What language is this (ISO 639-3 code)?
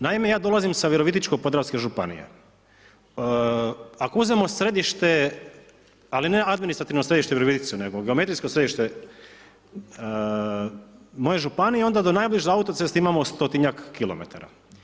hrv